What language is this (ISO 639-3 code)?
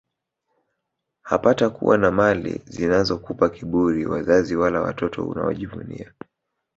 swa